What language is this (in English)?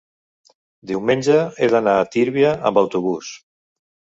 Catalan